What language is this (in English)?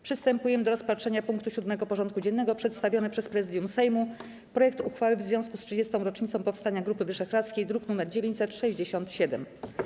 Polish